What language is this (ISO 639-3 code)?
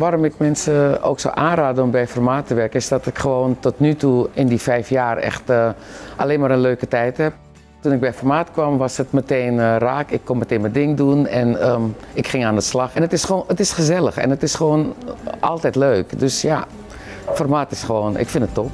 nld